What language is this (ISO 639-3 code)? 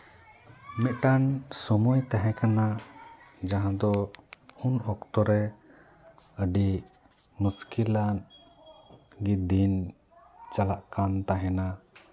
sat